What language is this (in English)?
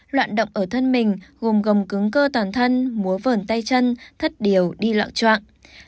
Vietnamese